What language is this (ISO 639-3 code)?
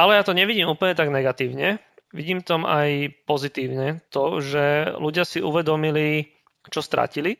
slk